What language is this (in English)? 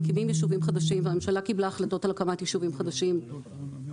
Hebrew